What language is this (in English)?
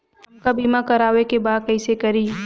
Bhojpuri